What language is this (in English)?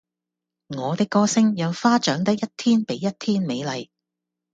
Cantonese